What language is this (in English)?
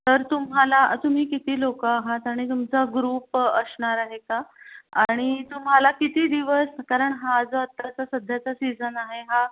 Marathi